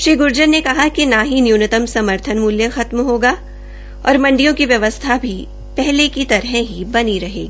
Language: Hindi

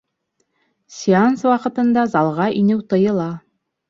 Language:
Bashkir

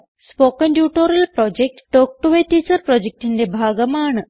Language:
Malayalam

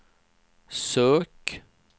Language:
Swedish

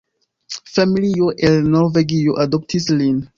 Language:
Esperanto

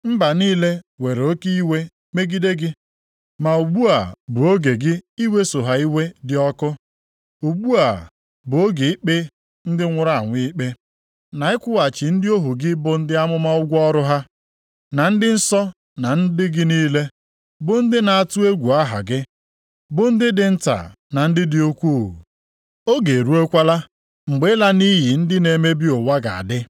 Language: Igbo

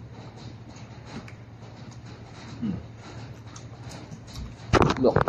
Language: Filipino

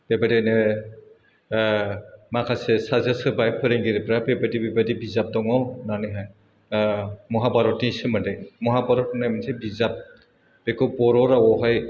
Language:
Bodo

